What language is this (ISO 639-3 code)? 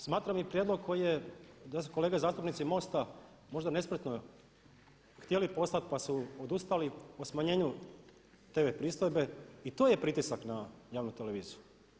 hrv